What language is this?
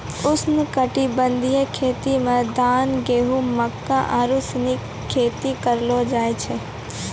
Maithili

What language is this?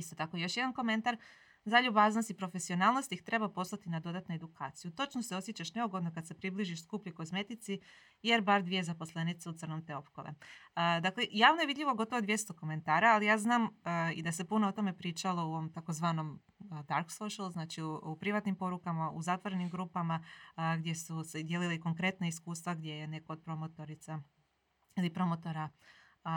Croatian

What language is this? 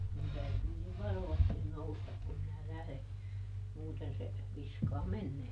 Finnish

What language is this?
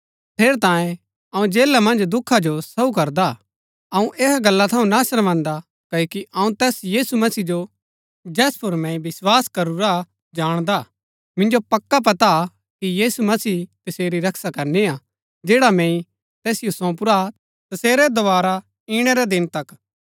Gaddi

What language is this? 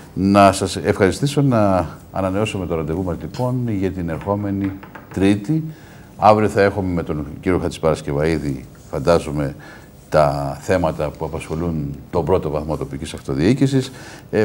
Greek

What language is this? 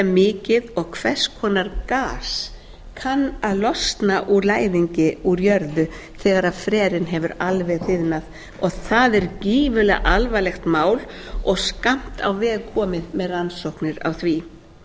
Icelandic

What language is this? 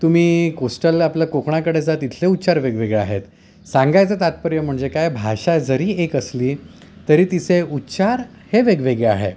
Marathi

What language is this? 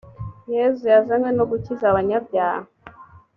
Kinyarwanda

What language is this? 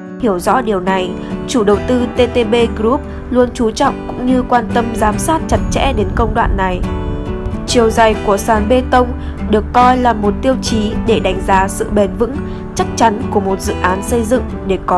Vietnamese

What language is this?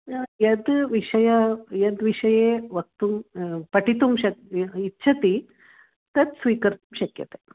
Sanskrit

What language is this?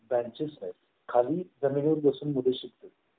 Marathi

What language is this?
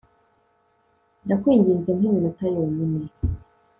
Kinyarwanda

